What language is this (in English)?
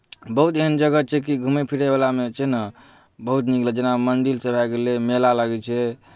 Maithili